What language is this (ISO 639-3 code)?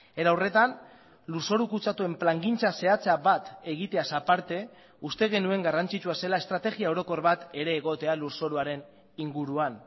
eus